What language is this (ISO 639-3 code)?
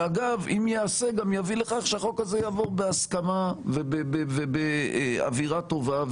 heb